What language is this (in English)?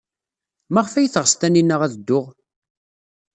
Kabyle